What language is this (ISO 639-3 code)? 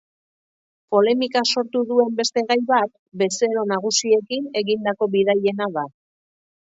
eus